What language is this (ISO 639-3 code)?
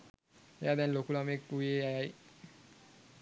sin